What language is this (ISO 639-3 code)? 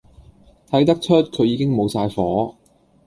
yue